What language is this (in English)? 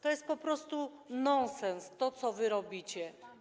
Polish